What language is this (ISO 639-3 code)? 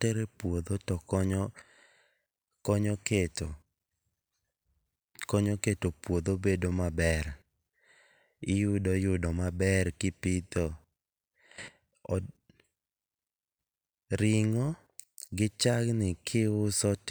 luo